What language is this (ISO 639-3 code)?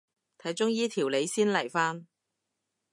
yue